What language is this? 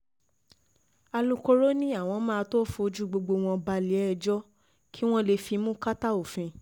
Yoruba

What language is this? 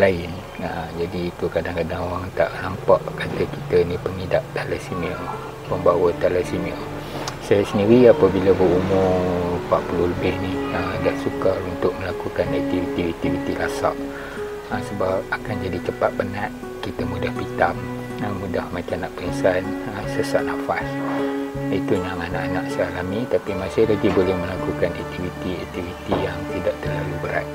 Malay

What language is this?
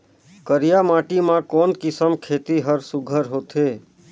Chhattisgarhi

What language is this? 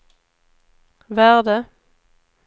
Swedish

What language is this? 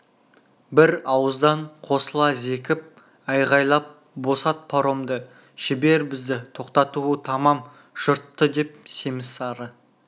Kazakh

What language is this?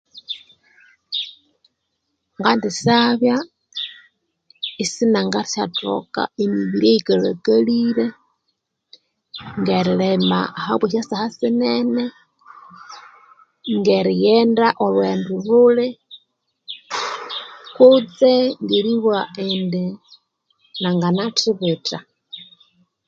Konzo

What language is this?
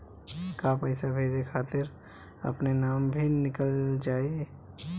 Bhojpuri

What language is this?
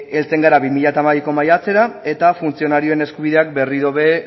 Basque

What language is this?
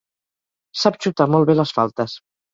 Catalan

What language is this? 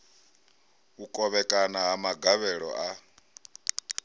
Venda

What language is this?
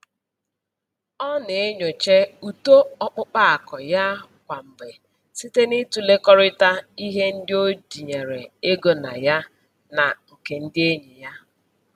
Igbo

